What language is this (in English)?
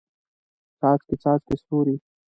Pashto